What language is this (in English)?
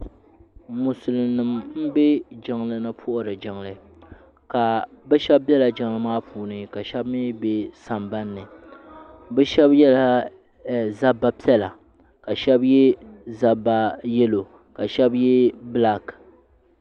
Dagbani